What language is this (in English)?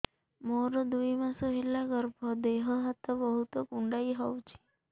Odia